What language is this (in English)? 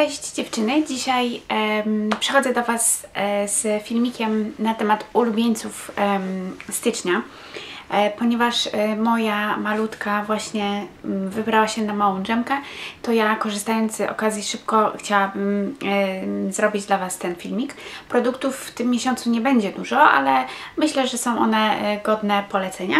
Polish